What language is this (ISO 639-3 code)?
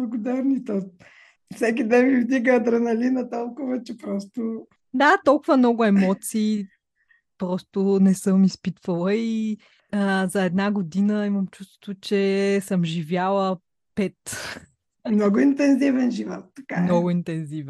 bul